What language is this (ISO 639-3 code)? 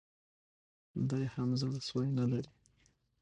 pus